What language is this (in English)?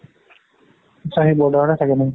Assamese